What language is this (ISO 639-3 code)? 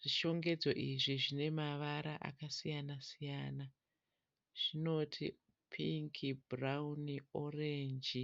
sna